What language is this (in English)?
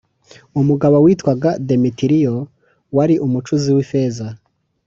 Kinyarwanda